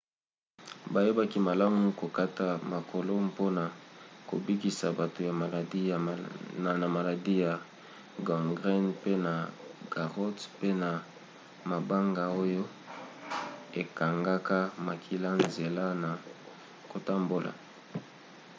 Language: Lingala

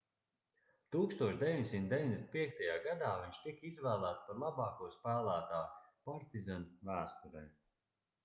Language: Latvian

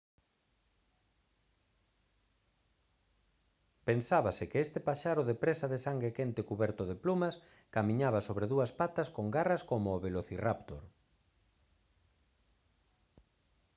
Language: Galician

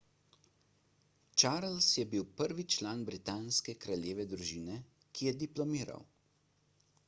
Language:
Slovenian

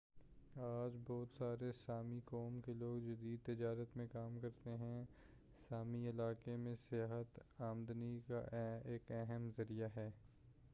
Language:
Urdu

